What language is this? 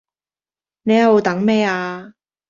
Cantonese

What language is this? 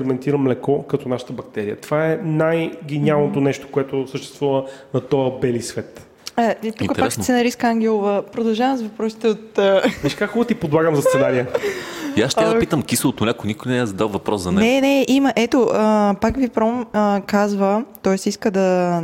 Bulgarian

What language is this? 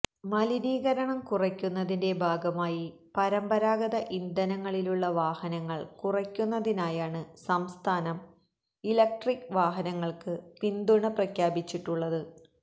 Malayalam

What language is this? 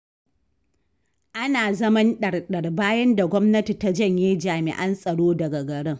Hausa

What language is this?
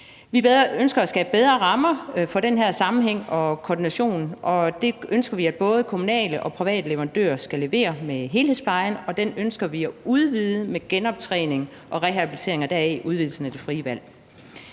Danish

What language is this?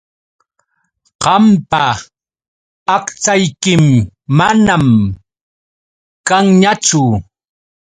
Yauyos Quechua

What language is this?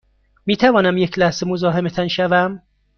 Persian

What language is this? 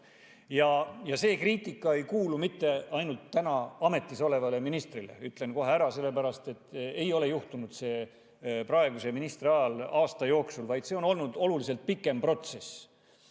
Estonian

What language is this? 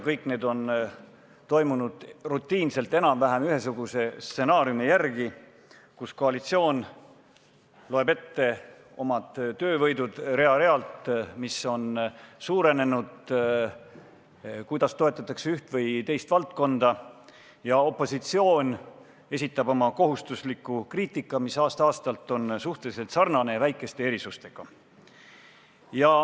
Estonian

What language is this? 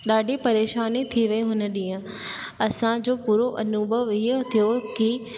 Sindhi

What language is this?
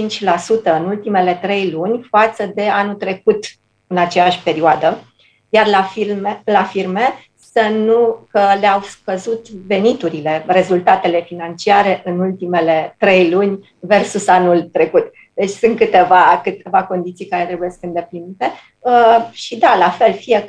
Romanian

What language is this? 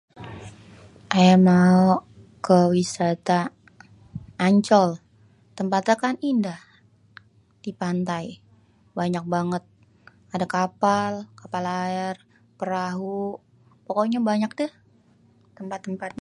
Betawi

